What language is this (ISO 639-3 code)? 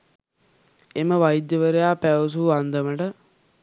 sin